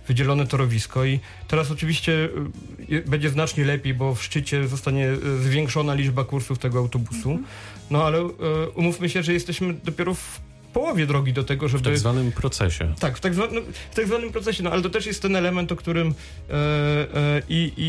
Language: Polish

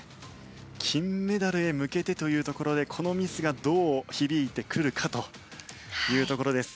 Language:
Japanese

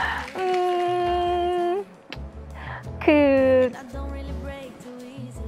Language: Thai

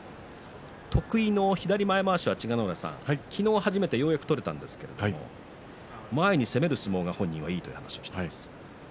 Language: Japanese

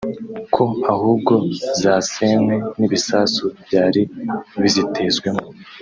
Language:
Kinyarwanda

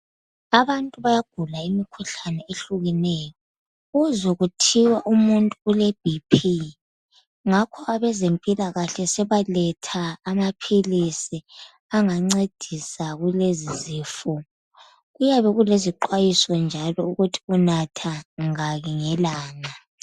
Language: North Ndebele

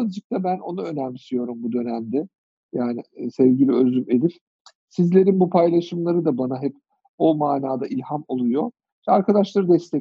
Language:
Turkish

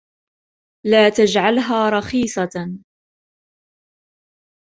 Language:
Arabic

